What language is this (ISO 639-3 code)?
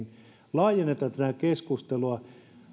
fin